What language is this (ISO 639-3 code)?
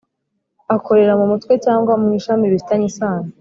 kin